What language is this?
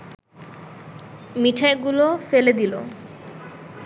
Bangla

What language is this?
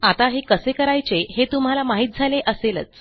Marathi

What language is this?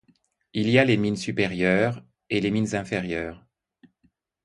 French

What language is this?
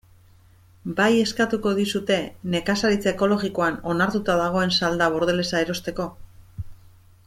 Basque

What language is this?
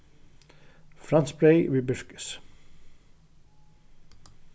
Faroese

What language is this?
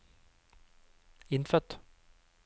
Norwegian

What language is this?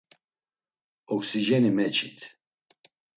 Laz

